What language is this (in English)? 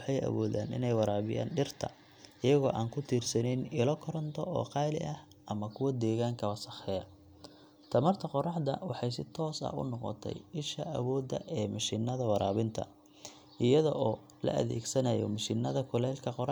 Somali